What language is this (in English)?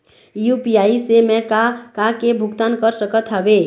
Chhattisgarhi